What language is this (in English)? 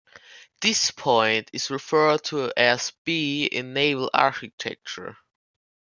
English